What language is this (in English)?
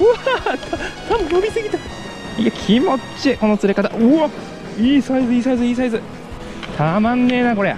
Japanese